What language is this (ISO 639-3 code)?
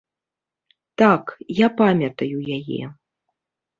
bel